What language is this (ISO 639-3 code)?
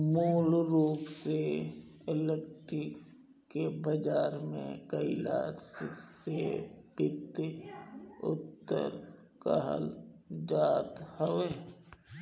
bho